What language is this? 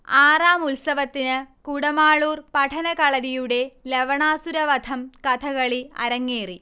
Malayalam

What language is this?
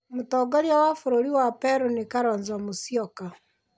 Kikuyu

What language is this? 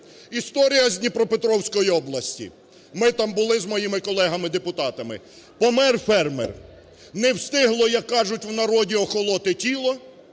Ukrainian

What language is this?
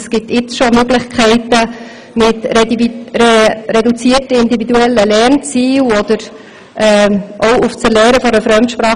Swiss German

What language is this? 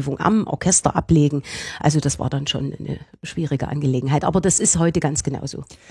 German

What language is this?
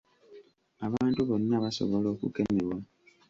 Ganda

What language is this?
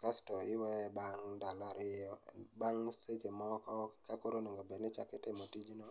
Luo (Kenya and Tanzania)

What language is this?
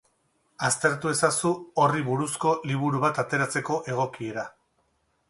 Basque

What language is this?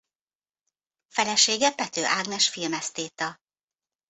Hungarian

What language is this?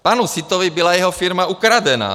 Czech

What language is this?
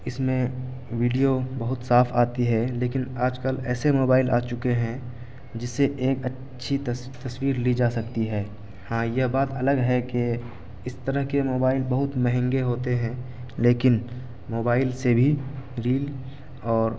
Urdu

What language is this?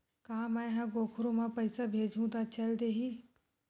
Chhattisgarhi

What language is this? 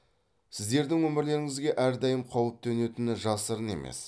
Kazakh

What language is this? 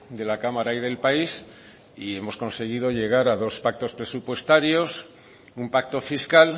Spanish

